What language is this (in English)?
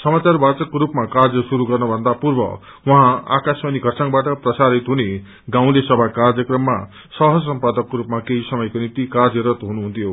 Nepali